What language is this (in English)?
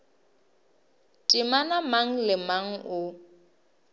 Northern Sotho